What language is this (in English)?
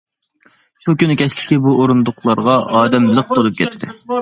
Uyghur